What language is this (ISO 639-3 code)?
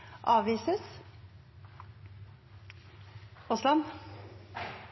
nob